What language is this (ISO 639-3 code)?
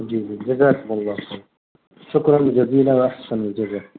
urd